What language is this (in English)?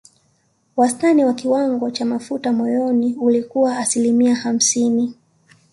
Swahili